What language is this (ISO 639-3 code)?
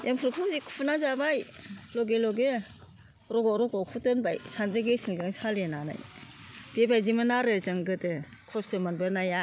brx